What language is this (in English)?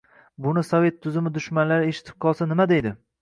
Uzbek